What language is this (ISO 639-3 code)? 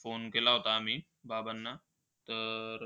mar